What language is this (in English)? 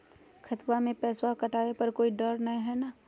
Magahi